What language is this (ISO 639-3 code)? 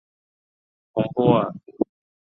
zho